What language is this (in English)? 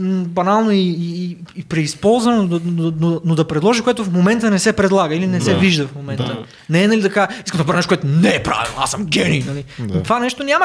Bulgarian